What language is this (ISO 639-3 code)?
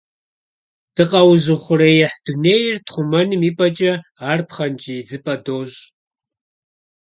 kbd